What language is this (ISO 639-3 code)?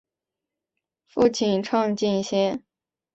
zho